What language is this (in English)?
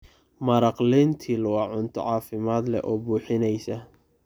Somali